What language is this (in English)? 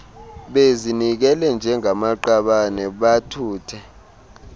Xhosa